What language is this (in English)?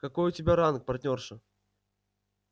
Russian